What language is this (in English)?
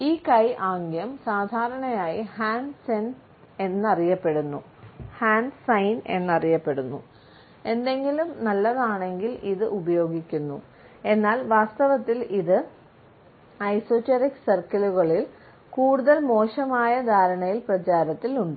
Malayalam